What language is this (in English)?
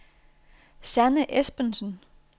Danish